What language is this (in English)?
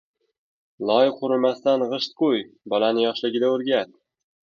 Uzbek